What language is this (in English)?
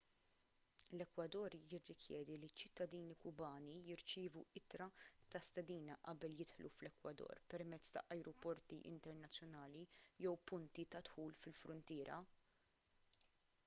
Maltese